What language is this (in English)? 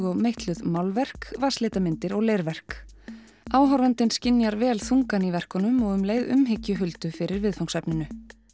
Icelandic